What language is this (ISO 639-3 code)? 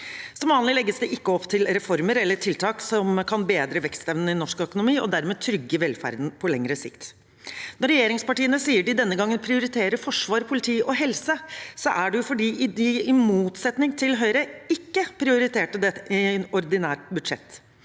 nor